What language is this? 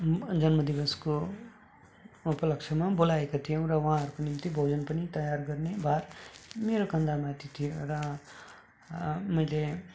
Nepali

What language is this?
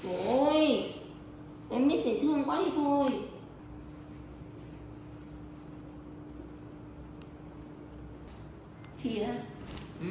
Vietnamese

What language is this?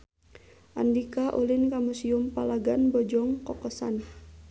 Sundanese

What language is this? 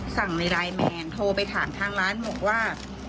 Thai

